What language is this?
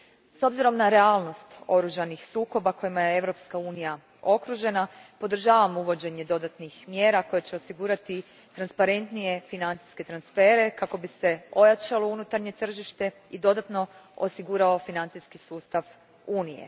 Croatian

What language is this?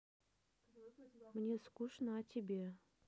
Russian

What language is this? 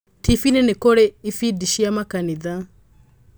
Kikuyu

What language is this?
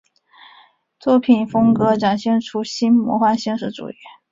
Chinese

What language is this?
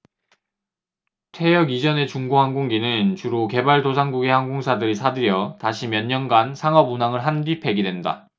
Korean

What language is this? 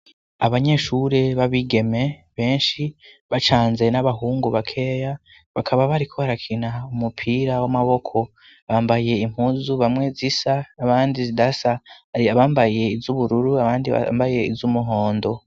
Rundi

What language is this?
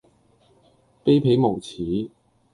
Cantonese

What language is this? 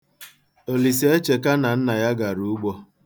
Igbo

